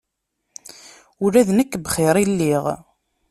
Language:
Kabyle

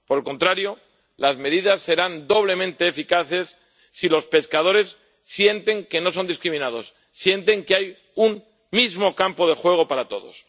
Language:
Spanish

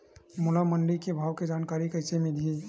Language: Chhattisgarhi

